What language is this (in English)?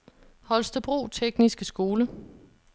Danish